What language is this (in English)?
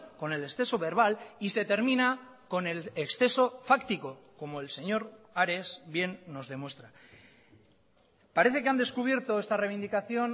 Spanish